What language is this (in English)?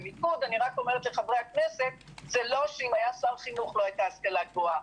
Hebrew